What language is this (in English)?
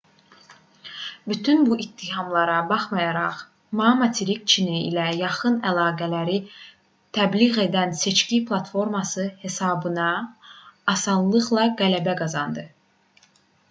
Azerbaijani